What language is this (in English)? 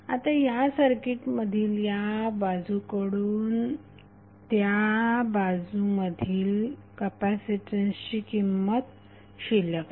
Marathi